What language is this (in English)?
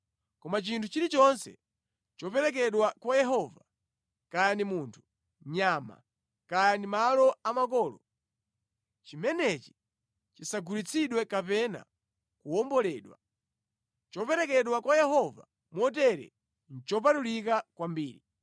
Nyanja